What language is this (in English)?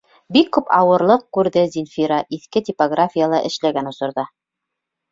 Bashkir